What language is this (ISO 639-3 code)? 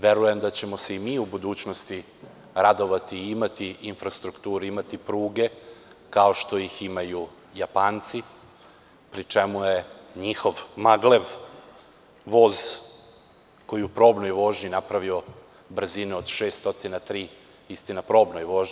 srp